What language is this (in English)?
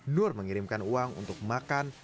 Indonesian